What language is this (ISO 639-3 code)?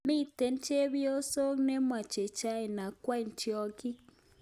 kln